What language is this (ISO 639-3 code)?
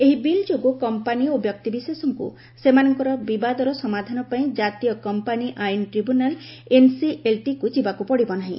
ori